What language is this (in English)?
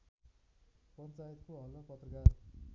Nepali